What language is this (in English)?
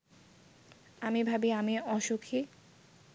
Bangla